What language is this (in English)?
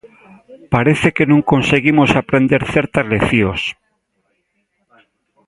Galician